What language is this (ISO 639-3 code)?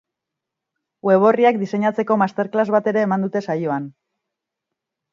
eus